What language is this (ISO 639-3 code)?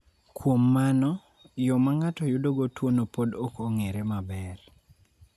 luo